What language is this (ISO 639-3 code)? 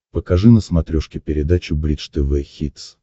rus